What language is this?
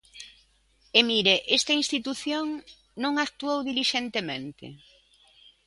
Galician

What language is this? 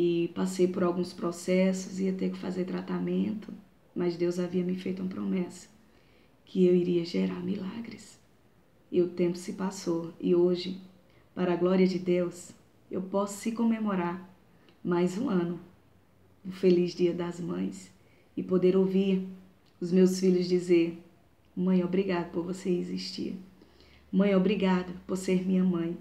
Portuguese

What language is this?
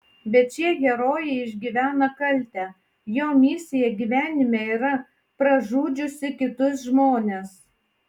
Lithuanian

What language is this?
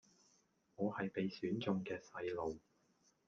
Cantonese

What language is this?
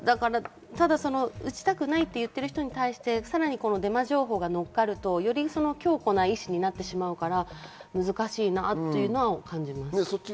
Japanese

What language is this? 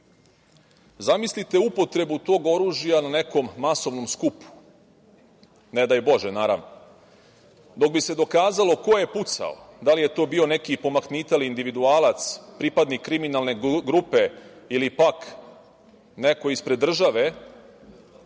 Serbian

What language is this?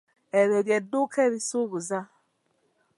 Ganda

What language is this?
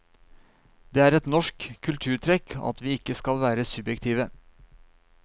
Norwegian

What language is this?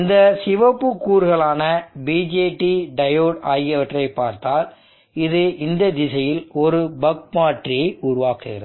Tamil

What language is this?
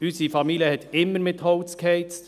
Swiss German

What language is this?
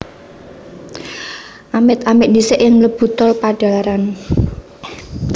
Javanese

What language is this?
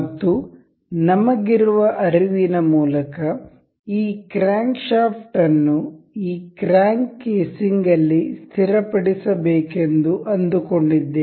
Kannada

